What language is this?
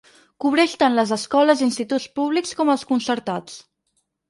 Catalan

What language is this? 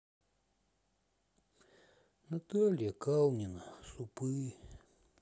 Russian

